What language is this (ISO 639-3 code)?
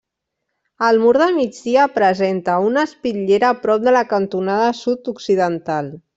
cat